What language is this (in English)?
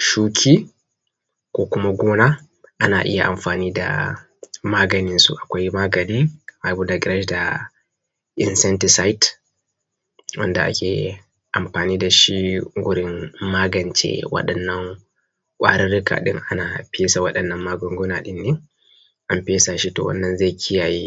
Hausa